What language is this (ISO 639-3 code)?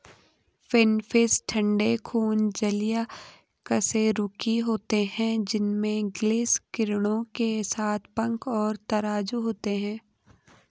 hin